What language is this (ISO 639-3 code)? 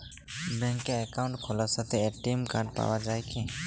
ben